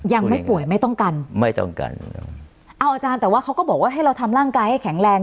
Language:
Thai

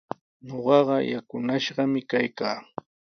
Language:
Sihuas Ancash Quechua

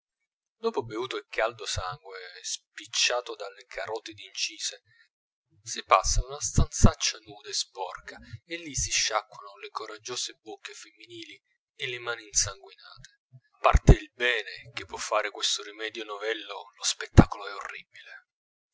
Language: Italian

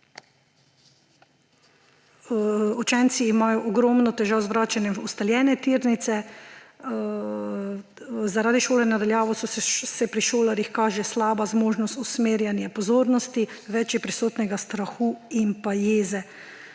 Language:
Slovenian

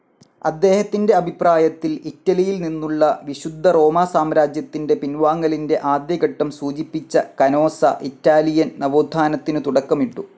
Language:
Malayalam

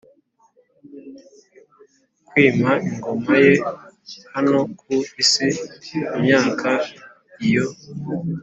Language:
Kinyarwanda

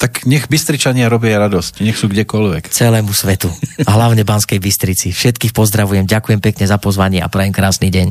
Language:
Slovak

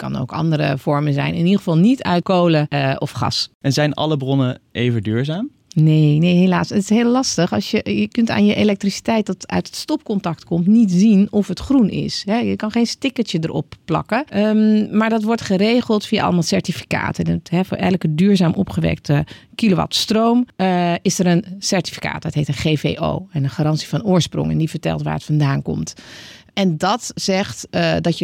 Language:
Dutch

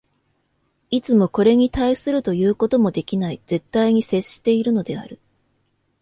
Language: Japanese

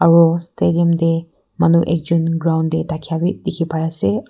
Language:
Naga Pidgin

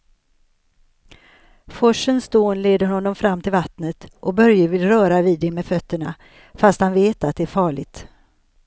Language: Swedish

